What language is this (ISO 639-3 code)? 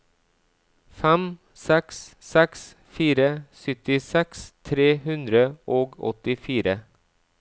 nor